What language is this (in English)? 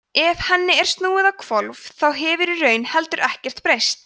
Icelandic